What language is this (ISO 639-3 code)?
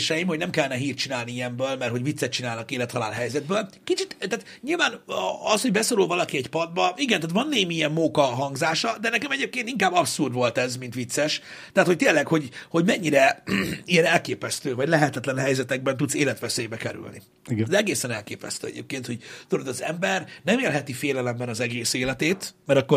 hun